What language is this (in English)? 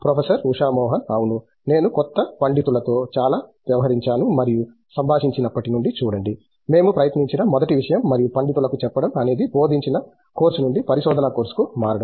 Telugu